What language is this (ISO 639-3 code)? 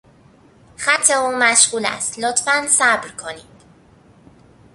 fas